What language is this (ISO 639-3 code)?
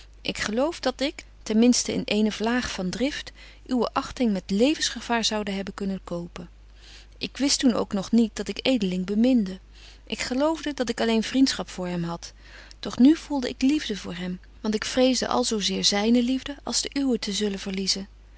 nld